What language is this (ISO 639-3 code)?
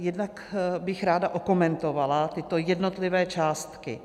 ces